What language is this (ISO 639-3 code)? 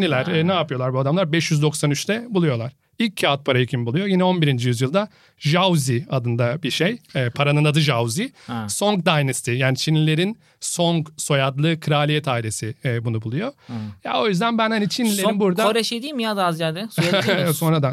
tur